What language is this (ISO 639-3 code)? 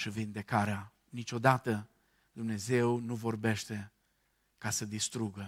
ron